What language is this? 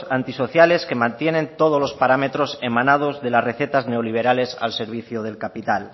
Spanish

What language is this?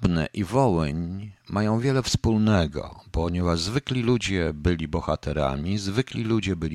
Polish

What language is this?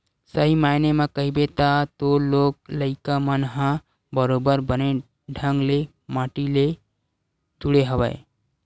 Chhattisgarhi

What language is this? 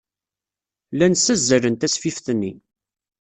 Kabyle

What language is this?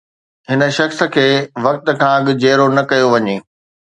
Sindhi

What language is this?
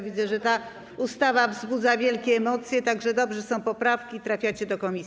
Polish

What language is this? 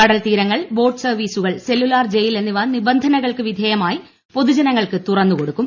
Malayalam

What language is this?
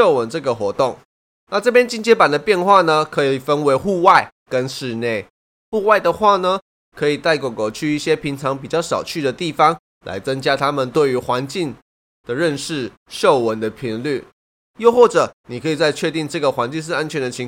Chinese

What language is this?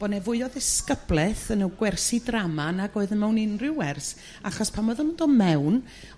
Welsh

